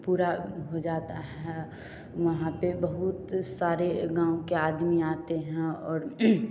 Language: Hindi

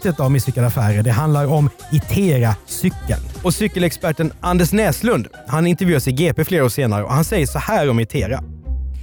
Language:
Swedish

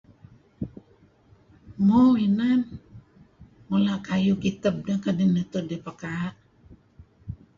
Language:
Kelabit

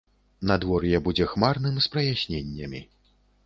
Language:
Belarusian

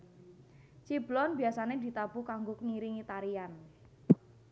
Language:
Javanese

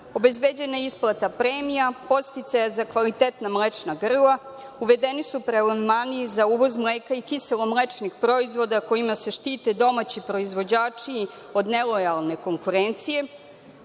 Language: Serbian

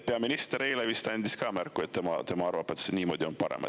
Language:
Estonian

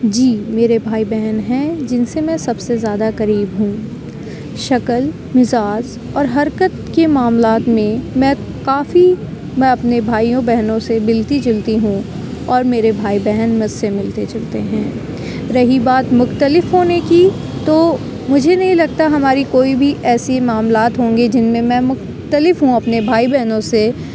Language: Urdu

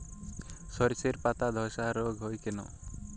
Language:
Bangla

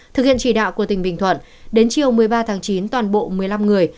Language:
Vietnamese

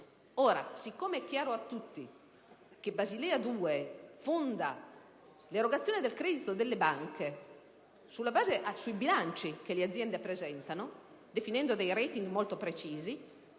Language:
Italian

